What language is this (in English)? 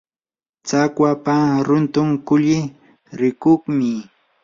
Yanahuanca Pasco Quechua